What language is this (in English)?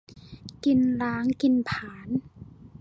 Thai